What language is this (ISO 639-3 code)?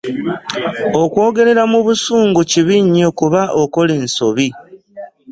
lug